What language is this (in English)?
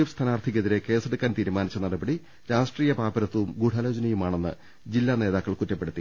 Malayalam